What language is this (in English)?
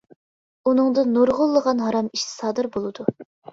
Uyghur